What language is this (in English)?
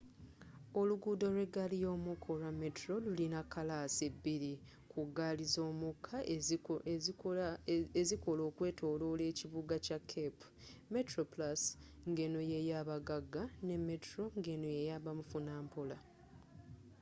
Ganda